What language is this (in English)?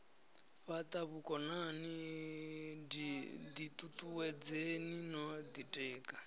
Venda